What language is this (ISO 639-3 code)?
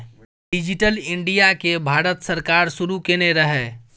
mai